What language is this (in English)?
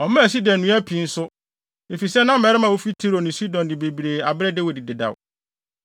Akan